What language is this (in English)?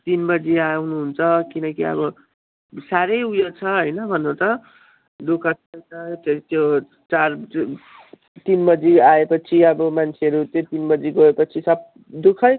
Nepali